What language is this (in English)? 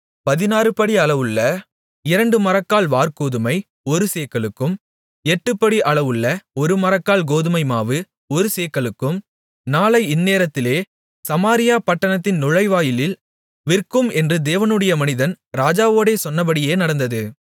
Tamil